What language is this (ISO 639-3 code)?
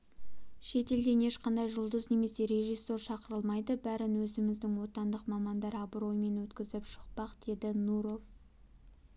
kaz